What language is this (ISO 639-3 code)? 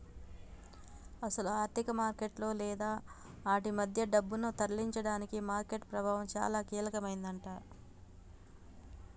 tel